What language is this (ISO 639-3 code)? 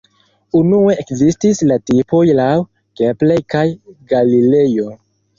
epo